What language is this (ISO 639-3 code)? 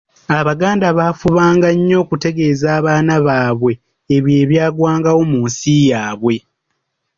lug